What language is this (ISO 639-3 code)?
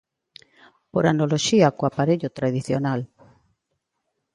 glg